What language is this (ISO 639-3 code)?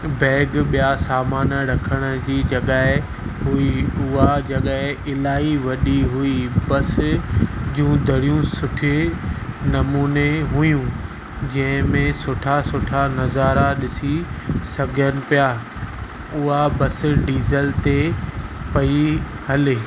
snd